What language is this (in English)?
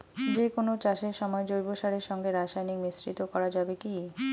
Bangla